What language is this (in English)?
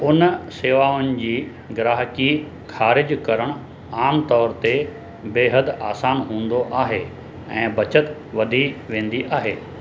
Sindhi